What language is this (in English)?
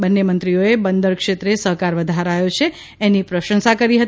Gujarati